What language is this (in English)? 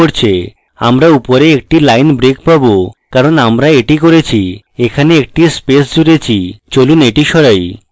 Bangla